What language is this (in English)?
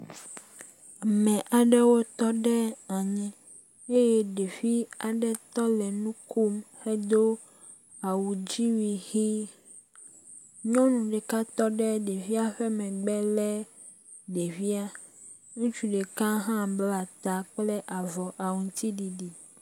Ewe